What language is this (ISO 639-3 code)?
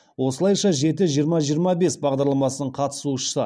kaz